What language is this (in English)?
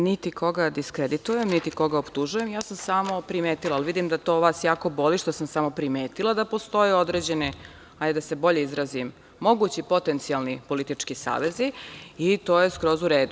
Serbian